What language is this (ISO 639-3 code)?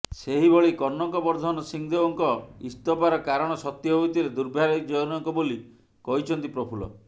ori